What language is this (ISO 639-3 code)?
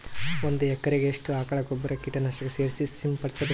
kan